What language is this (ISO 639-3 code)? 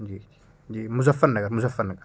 urd